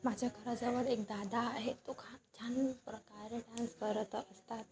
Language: Marathi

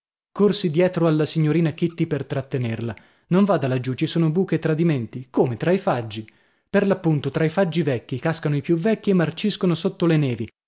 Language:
Italian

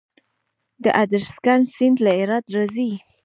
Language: Pashto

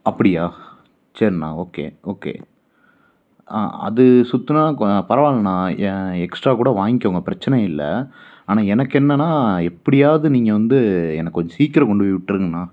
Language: Tamil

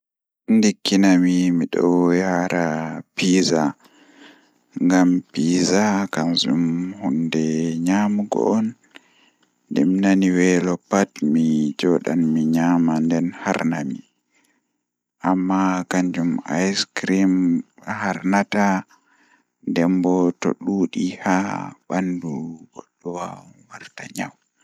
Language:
Fula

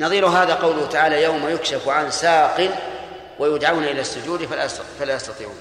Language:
Arabic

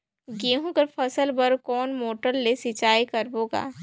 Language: Chhattisgarhi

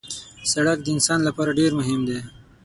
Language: Pashto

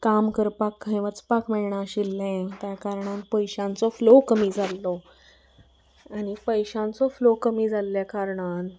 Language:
Konkani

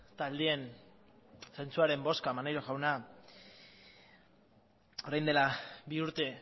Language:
Basque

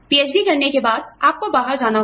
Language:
Hindi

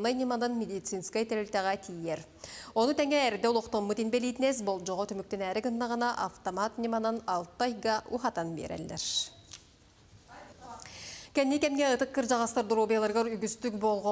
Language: Russian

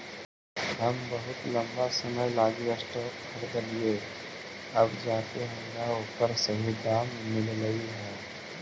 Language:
Magahi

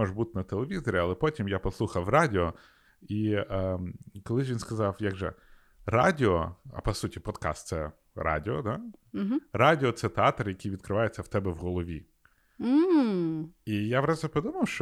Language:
Ukrainian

